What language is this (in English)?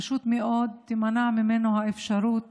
Hebrew